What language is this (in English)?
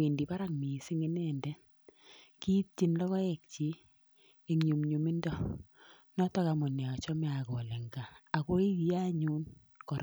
Kalenjin